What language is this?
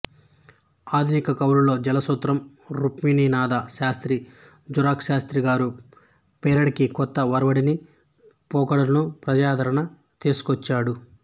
Telugu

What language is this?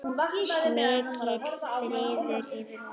Icelandic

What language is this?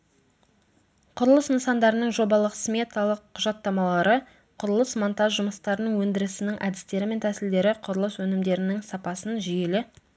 Kazakh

